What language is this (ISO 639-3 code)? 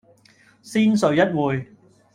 yue